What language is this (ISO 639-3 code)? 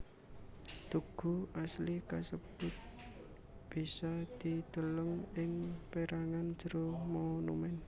jav